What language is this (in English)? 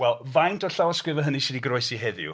Welsh